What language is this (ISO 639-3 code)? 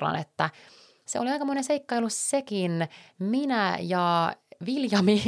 fin